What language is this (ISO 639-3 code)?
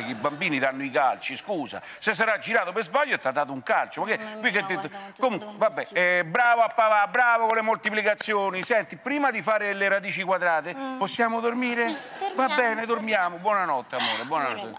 ita